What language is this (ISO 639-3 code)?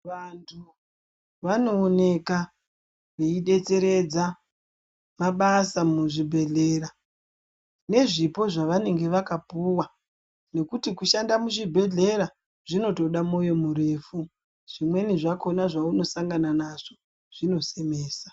ndc